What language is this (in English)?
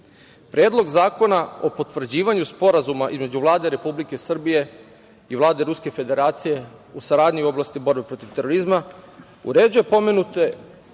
Serbian